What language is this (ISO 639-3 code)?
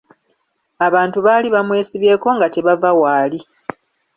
lug